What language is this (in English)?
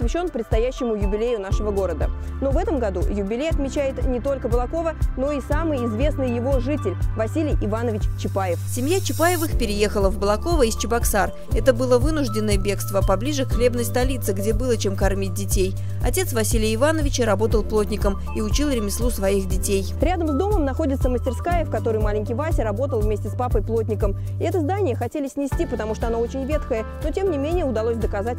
Russian